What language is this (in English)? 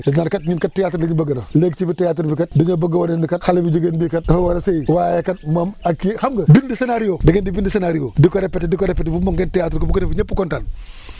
Wolof